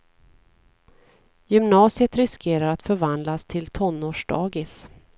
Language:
Swedish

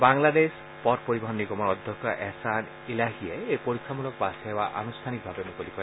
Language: Assamese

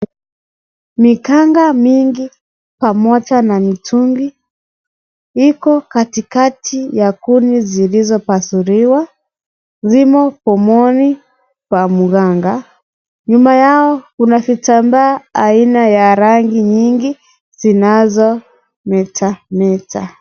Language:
Swahili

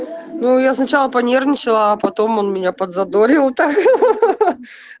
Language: Russian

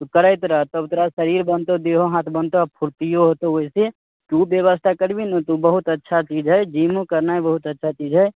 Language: Maithili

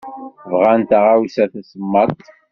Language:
Kabyle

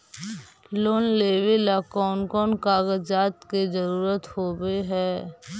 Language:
Magahi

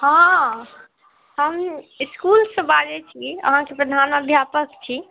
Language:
Maithili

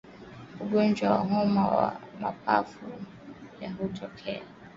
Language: Swahili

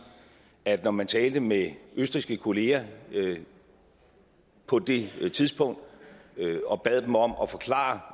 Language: Danish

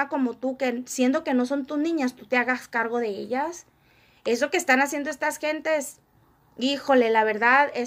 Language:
Spanish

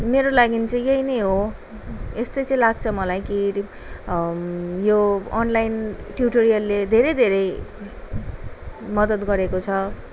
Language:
Nepali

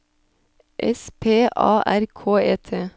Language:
Norwegian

